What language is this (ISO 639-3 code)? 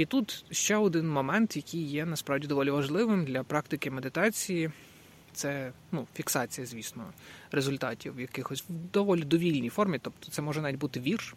ukr